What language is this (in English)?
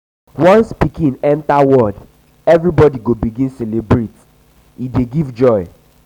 Nigerian Pidgin